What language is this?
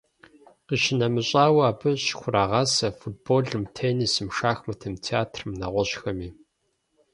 Kabardian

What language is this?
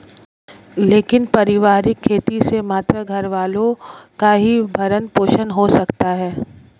Hindi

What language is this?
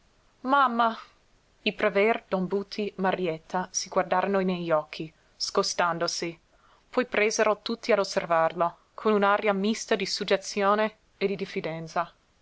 Italian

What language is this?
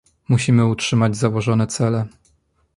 Polish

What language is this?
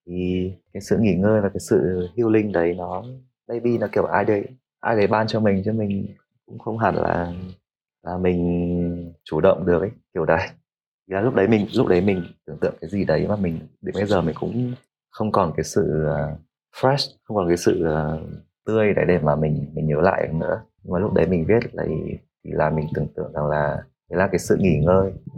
Vietnamese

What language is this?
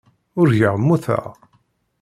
Kabyle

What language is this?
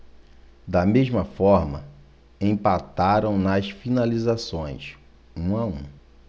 Portuguese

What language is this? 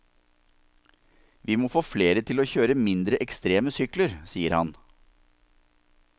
Norwegian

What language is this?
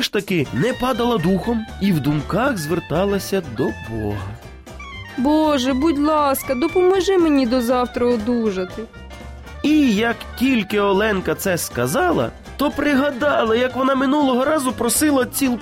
Ukrainian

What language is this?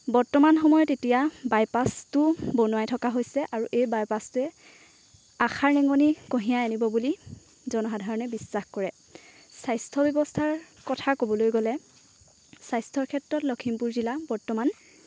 Assamese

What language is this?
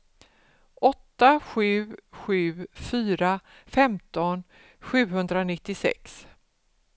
Swedish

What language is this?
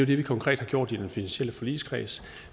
Danish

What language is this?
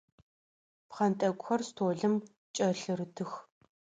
Adyghe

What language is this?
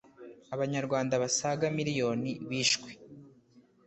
Kinyarwanda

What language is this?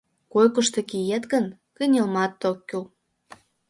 Mari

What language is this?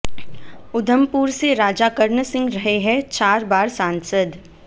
Hindi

